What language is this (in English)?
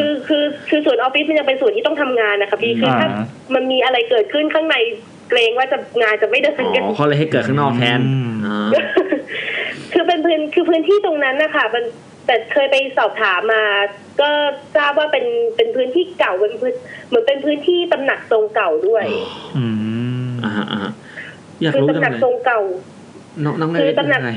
Thai